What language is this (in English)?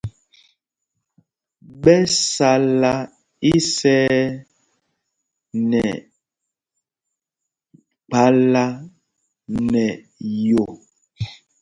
Mpumpong